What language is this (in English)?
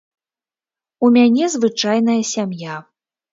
Belarusian